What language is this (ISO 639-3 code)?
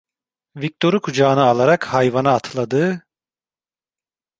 tur